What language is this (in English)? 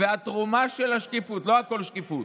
Hebrew